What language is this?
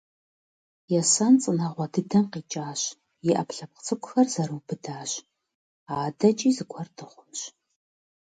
Kabardian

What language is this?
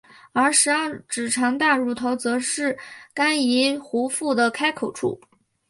Chinese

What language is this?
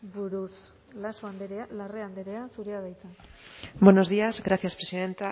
Basque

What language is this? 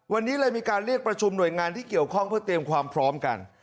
Thai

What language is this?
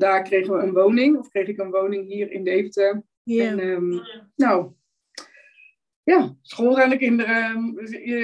Dutch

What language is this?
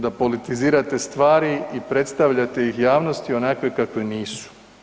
Croatian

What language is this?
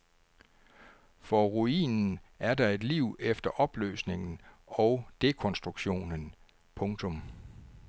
Danish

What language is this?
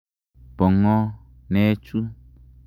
Kalenjin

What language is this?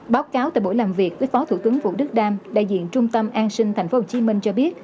Vietnamese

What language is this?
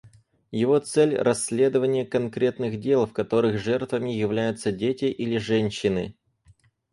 Russian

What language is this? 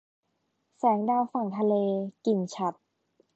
Thai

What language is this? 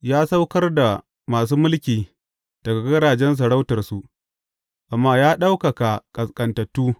Hausa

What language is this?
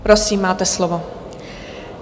Czech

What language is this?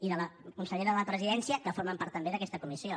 Catalan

